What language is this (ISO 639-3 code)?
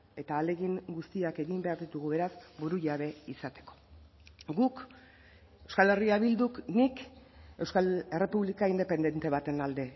eus